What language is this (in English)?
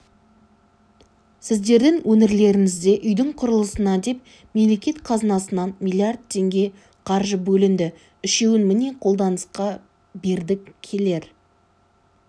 Kazakh